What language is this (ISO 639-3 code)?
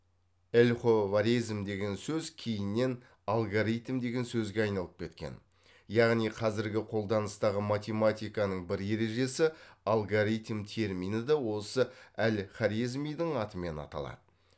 kaz